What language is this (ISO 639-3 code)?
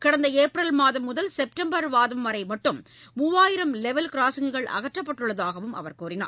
tam